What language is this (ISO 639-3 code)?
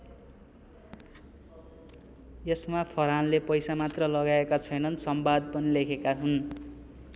nep